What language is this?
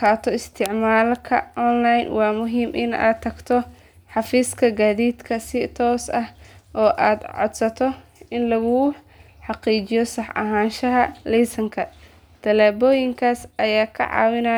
Somali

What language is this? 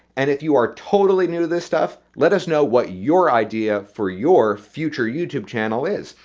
English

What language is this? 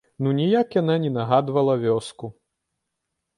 Belarusian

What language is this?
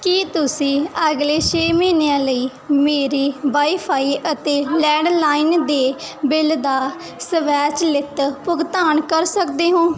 Punjabi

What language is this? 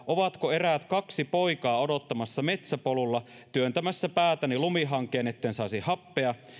Finnish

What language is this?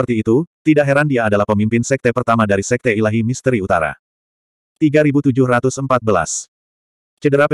Indonesian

